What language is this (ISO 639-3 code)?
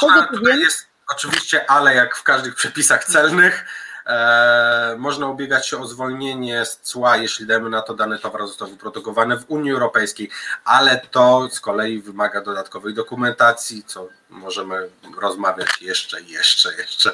pol